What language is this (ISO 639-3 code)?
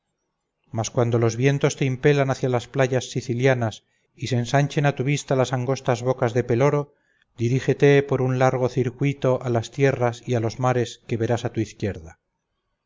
spa